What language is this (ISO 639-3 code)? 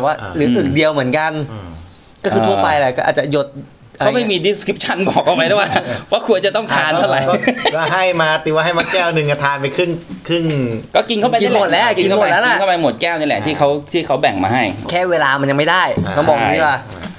tha